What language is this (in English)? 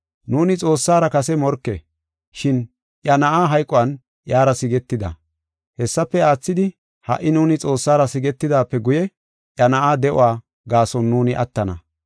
Gofa